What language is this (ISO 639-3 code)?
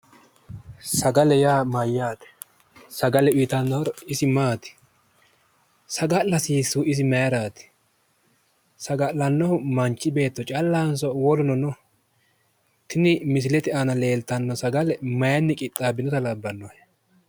sid